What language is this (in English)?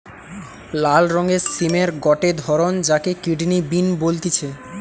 Bangla